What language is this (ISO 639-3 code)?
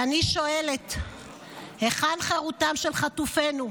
heb